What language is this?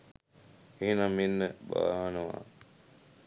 Sinhala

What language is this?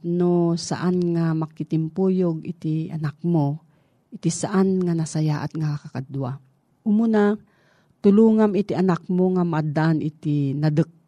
Filipino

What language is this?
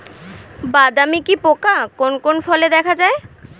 Bangla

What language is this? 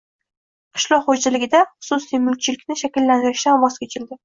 Uzbek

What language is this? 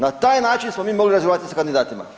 Croatian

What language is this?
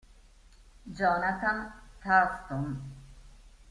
Italian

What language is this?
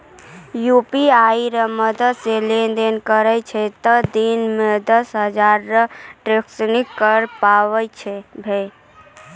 Maithili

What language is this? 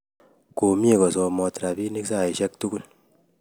Kalenjin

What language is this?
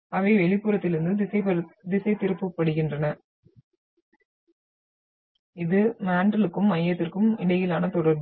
Tamil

